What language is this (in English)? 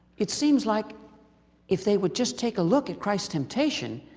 English